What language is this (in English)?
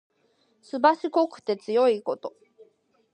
Japanese